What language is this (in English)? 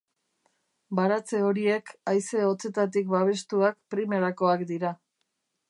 Basque